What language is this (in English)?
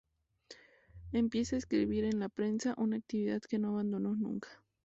Spanish